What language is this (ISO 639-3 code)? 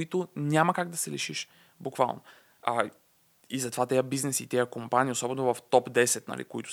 bul